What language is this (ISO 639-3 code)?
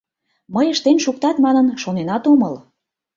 chm